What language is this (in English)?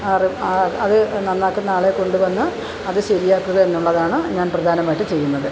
Malayalam